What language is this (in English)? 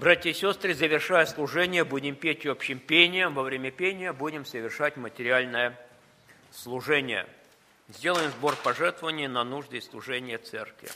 Russian